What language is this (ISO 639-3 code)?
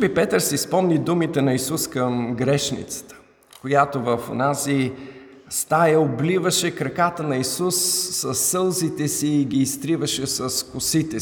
bul